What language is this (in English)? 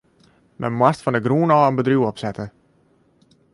Western Frisian